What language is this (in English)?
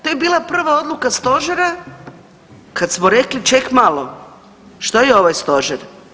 Croatian